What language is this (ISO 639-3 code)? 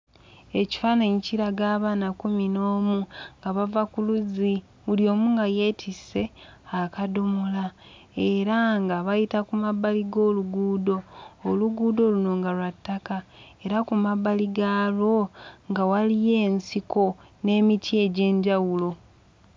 lug